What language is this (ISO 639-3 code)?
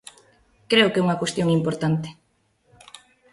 glg